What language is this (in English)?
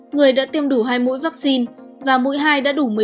Vietnamese